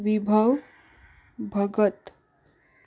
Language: Konkani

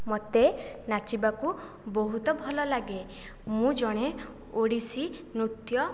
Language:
Odia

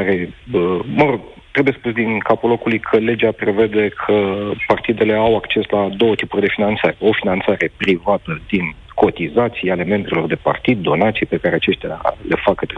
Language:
Romanian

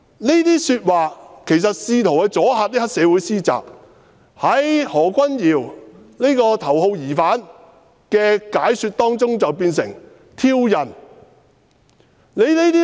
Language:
Cantonese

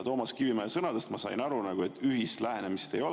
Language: Estonian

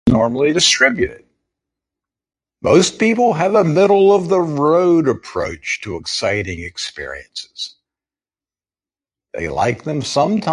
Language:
Portuguese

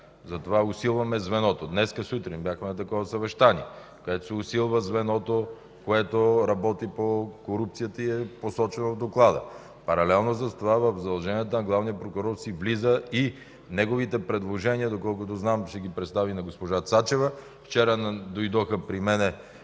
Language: Bulgarian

